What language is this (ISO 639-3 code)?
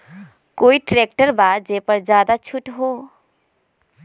mag